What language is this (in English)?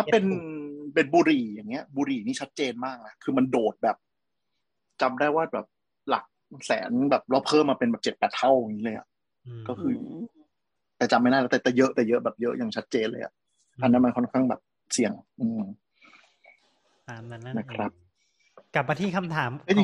Thai